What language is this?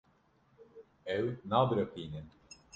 Kurdish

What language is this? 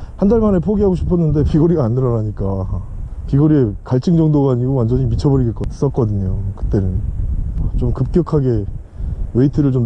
Korean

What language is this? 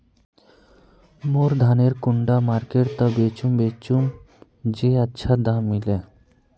Magahi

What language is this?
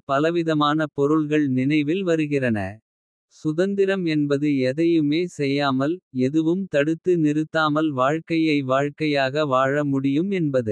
Kota (India)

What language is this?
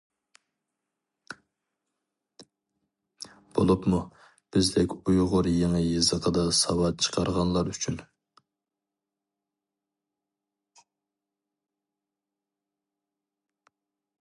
Uyghur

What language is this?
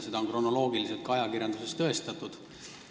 Estonian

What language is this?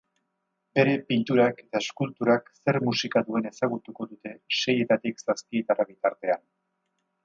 Basque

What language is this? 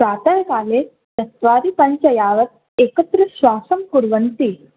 Sanskrit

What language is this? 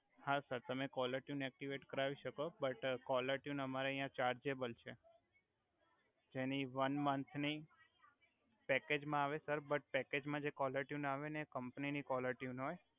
Gujarati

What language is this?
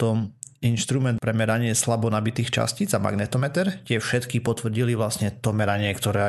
Slovak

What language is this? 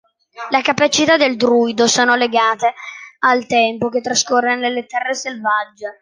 Italian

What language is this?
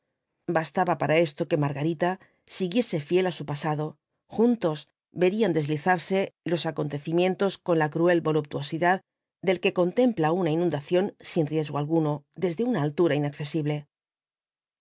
Spanish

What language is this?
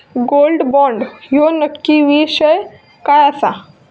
Marathi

